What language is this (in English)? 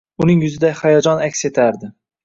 Uzbek